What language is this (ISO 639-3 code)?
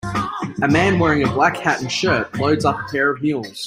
eng